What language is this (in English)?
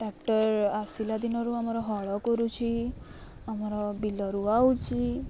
Odia